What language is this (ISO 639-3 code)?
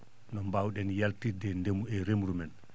ful